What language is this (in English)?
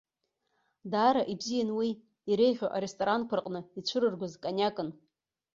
Abkhazian